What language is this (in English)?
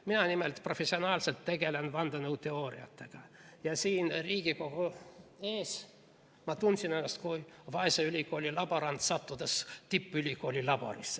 Estonian